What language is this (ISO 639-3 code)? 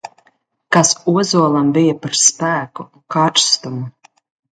lav